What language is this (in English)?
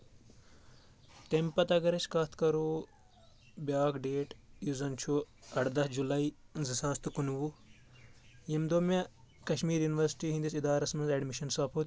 Kashmiri